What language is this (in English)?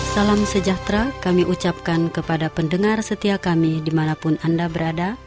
Indonesian